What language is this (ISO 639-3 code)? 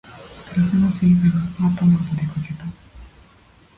jpn